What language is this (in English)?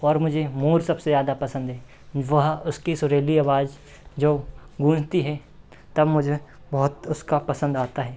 Hindi